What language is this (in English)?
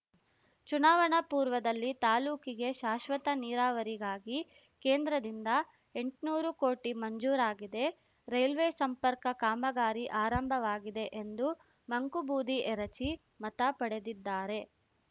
Kannada